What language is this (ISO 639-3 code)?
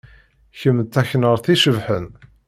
kab